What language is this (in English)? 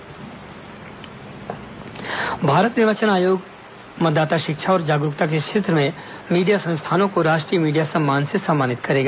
Hindi